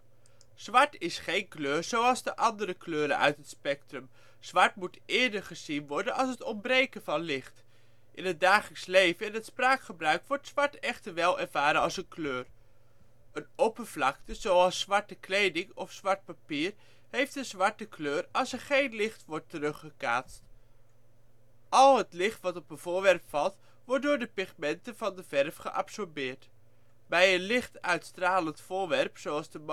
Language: Dutch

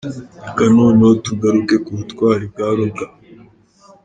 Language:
Kinyarwanda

